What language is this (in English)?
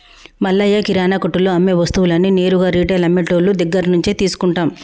Telugu